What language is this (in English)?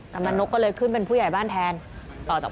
Thai